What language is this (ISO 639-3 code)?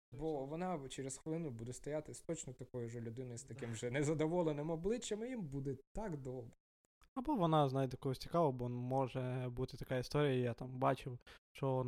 ukr